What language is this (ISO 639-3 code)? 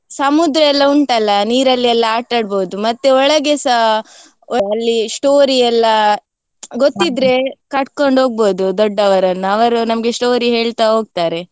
kan